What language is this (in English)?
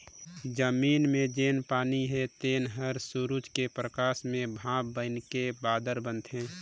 Chhattisgarhi